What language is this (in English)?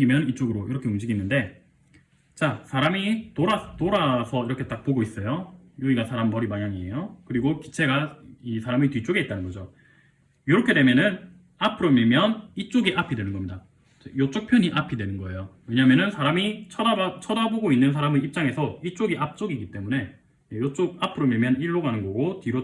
Korean